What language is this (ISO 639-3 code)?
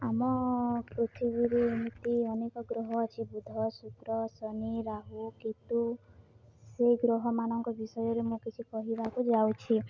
ori